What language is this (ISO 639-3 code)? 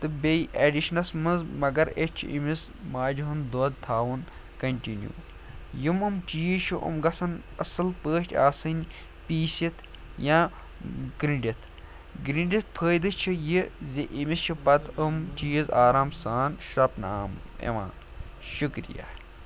kas